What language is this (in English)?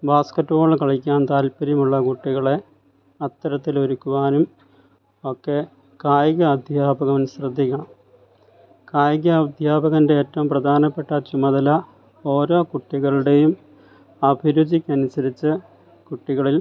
Malayalam